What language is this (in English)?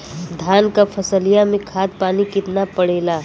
Bhojpuri